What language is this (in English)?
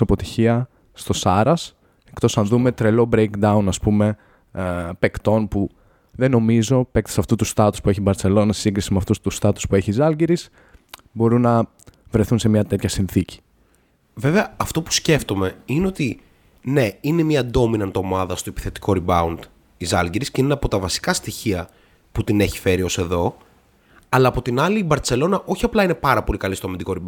Greek